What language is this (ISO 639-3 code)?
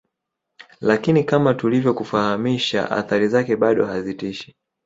swa